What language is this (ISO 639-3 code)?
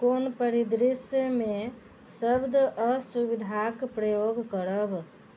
mai